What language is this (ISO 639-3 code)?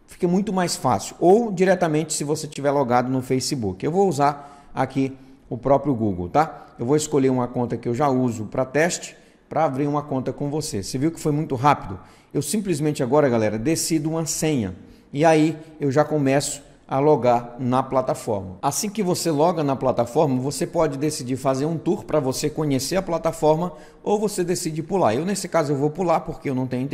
por